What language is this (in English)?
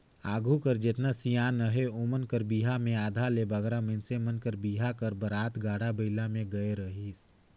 Chhattisgarhi